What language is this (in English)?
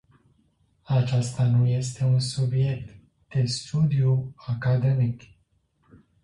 Romanian